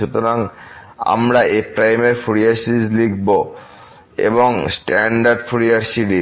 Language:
Bangla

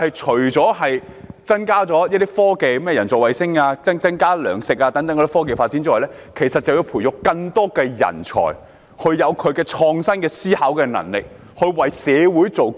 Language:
Cantonese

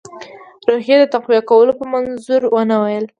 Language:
Pashto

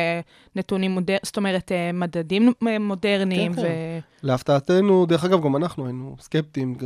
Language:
Hebrew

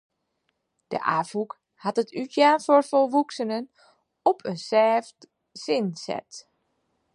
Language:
Western Frisian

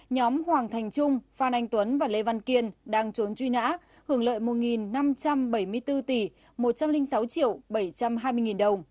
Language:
Vietnamese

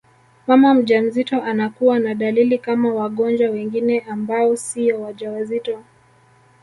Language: Swahili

